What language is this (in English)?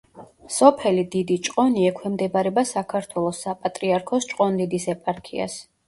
Georgian